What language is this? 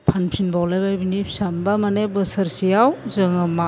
Bodo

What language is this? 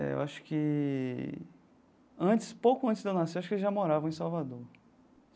Portuguese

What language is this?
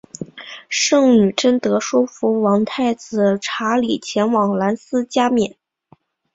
Chinese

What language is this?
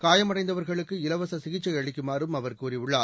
Tamil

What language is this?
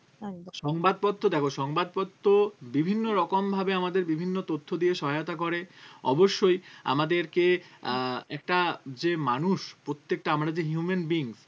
Bangla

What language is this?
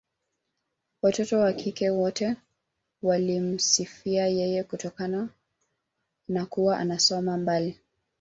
Swahili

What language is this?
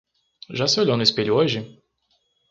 Portuguese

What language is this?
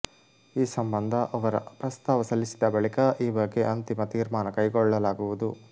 Kannada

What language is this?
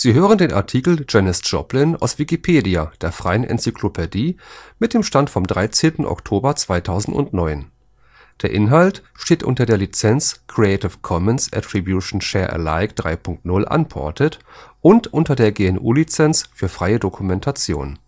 German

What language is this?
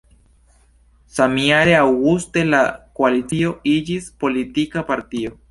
Esperanto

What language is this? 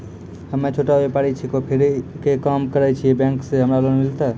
Maithili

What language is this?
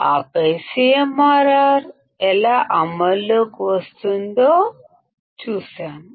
Telugu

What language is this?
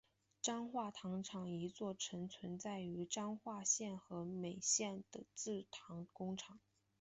Chinese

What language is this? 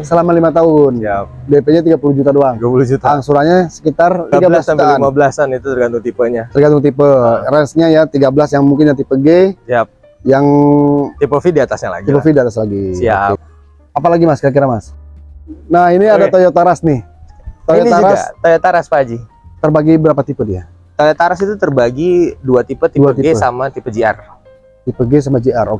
Indonesian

